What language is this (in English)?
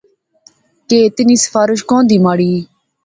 Pahari-Potwari